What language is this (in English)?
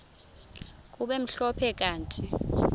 Xhosa